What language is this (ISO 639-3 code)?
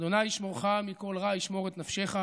heb